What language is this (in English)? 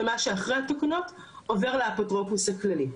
Hebrew